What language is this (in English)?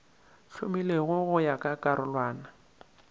Northern Sotho